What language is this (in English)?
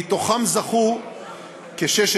Hebrew